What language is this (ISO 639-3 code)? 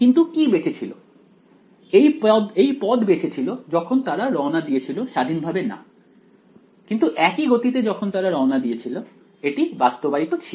ben